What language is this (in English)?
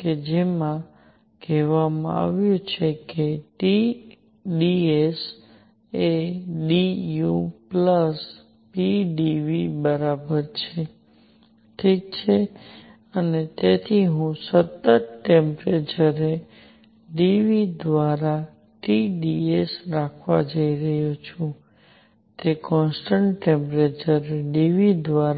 Gujarati